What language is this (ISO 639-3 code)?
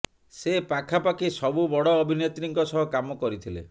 ori